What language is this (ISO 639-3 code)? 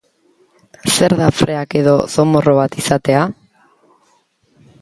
eus